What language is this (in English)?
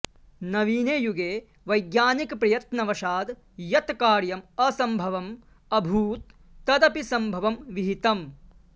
Sanskrit